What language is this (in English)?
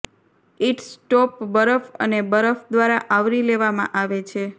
Gujarati